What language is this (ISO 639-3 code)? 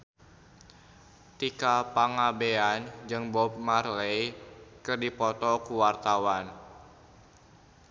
sun